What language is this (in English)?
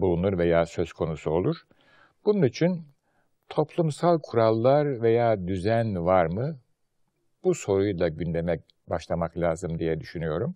Turkish